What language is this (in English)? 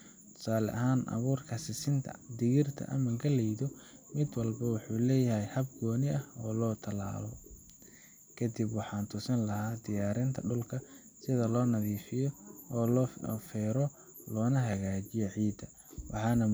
Somali